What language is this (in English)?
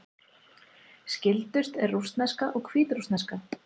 Icelandic